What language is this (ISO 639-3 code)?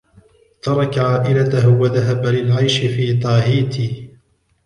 ara